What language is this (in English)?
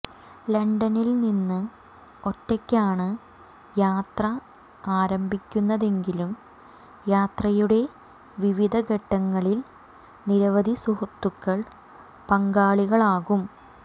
Malayalam